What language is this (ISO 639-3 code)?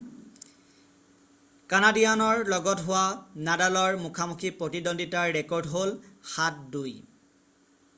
asm